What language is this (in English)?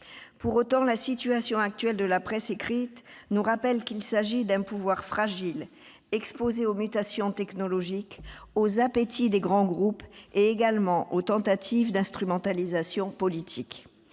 French